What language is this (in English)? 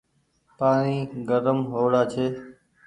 Goaria